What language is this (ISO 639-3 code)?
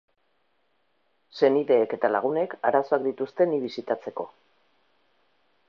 eus